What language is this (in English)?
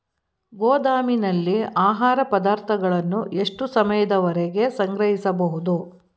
Kannada